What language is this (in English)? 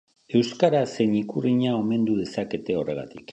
Basque